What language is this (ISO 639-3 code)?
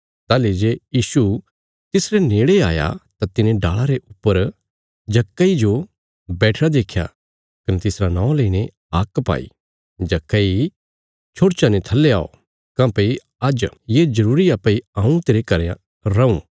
kfs